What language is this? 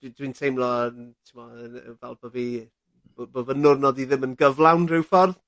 Welsh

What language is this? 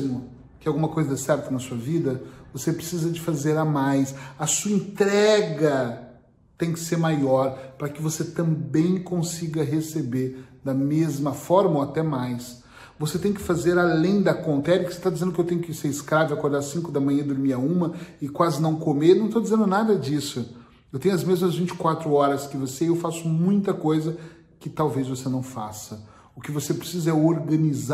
Portuguese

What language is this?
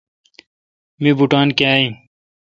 Kalkoti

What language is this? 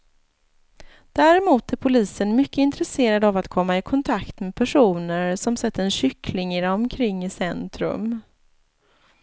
Swedish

